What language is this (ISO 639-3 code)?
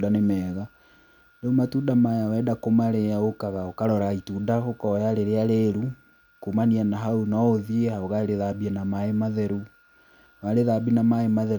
kik